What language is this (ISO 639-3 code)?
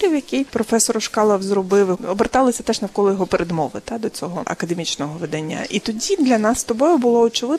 ukr